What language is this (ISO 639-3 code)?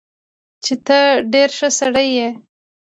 pus